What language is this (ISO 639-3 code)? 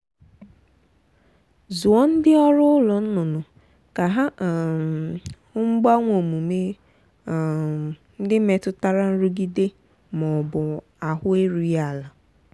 ibo